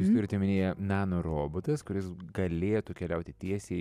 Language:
Lithuanian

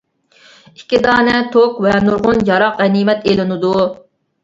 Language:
Uyghur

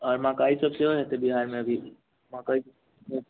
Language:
Maithili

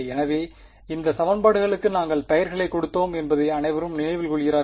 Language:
Tamil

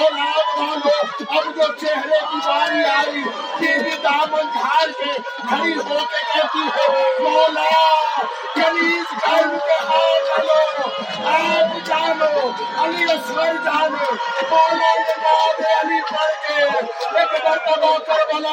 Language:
Urdu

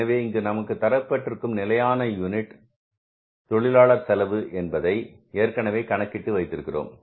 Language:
Tamil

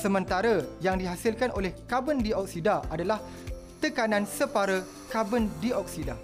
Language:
Malay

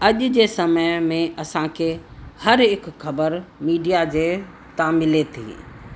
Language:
Sindhi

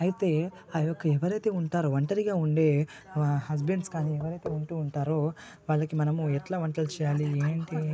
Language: Telugu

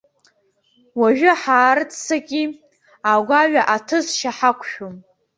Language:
Abkhazian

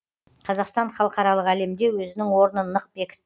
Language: Kazakh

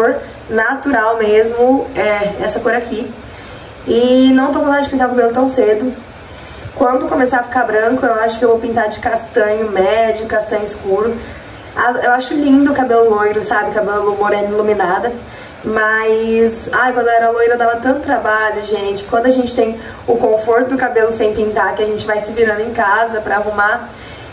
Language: Portuguese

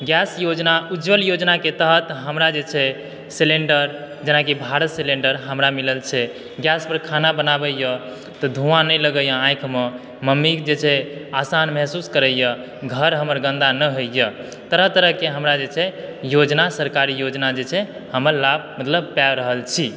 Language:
Maithili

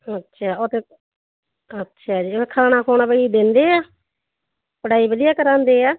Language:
Punjabi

